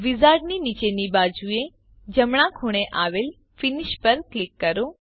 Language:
Gujarati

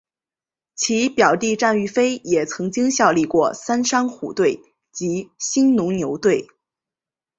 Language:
Chinese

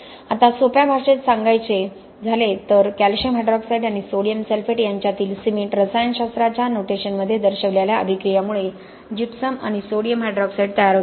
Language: Marathi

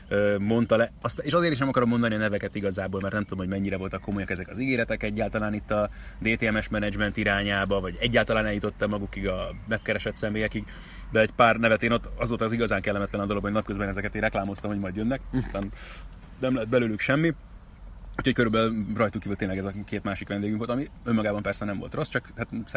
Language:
Hungarian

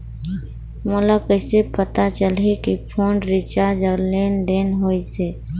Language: Chhattisgarhi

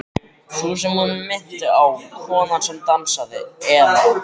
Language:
Icelandic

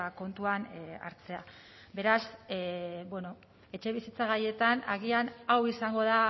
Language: Basque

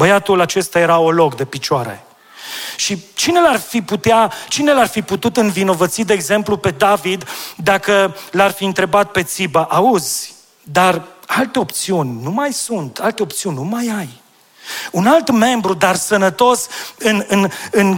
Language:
Romanian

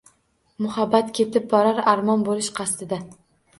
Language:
Uzbek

